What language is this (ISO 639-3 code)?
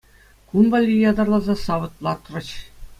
chv